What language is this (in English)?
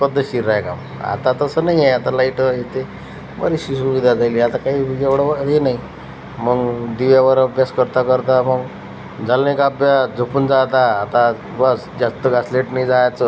Marathi